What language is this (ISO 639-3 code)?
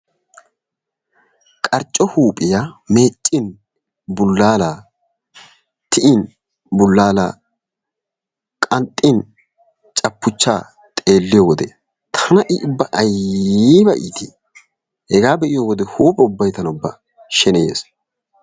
wal